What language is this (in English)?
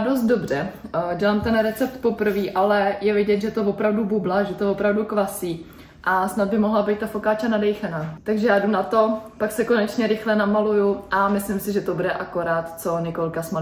Czech